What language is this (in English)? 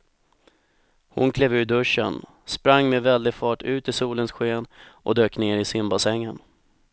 Swedish